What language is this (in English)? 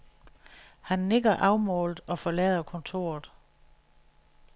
Danish